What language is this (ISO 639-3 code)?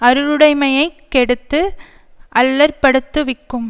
tam